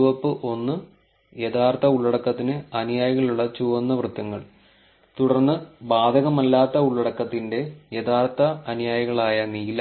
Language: Malayalam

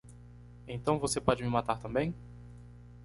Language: Portuguese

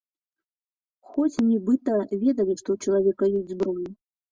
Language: Belarusian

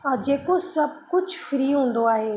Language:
Sindhi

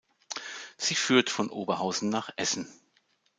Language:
German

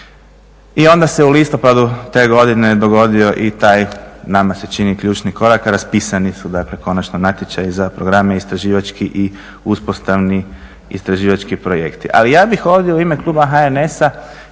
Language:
Croatian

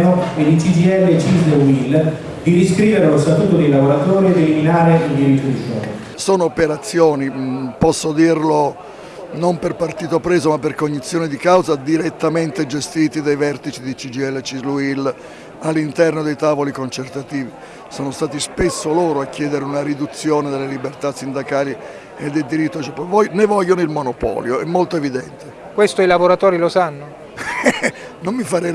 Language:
Italian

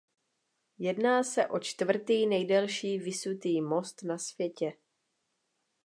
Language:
Czech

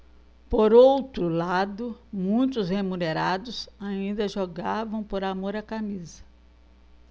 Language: Portuguese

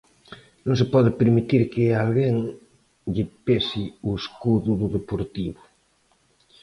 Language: Galician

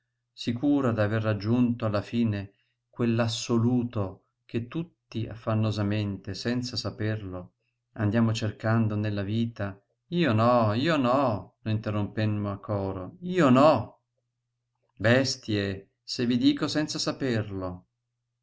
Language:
Italian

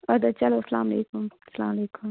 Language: Kashmiri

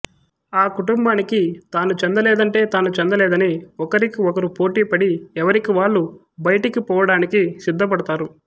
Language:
Telugu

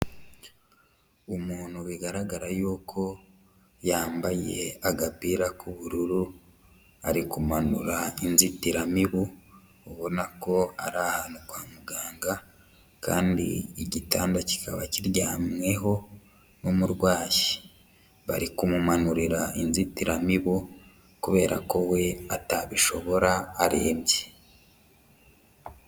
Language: Kinyarwanda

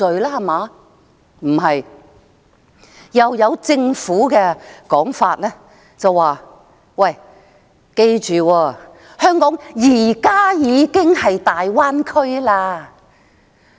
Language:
Cantonese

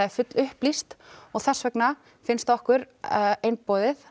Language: Icelandic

